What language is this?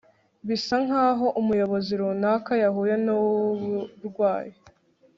Kinyarwanda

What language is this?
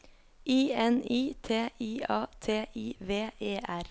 Norwegian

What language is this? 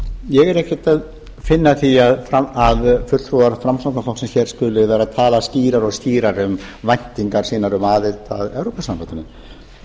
Icelandic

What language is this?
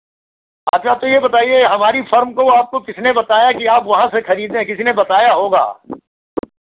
Hindi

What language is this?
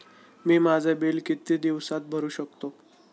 Marathi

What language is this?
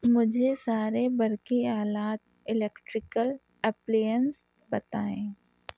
Urdu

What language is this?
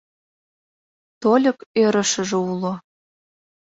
Mari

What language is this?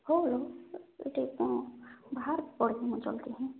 Odia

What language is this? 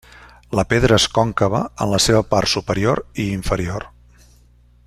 Catalan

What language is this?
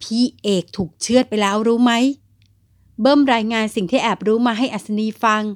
Thai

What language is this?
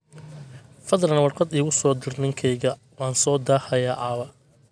Somali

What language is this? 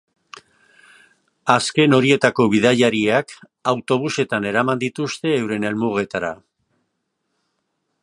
Basque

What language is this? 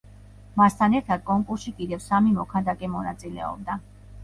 Georgian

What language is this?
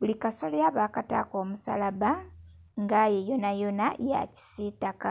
Soga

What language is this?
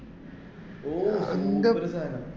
Malayalam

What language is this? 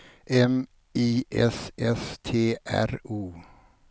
Swedish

